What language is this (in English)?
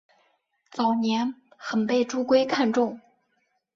Chinese